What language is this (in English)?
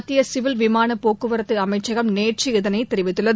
Tamil